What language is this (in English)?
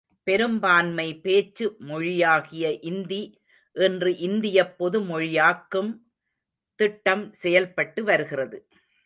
Tamil